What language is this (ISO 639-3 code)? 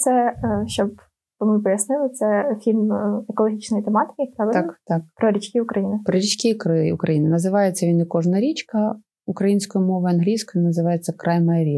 ukr